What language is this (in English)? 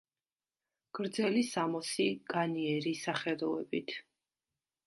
Georgian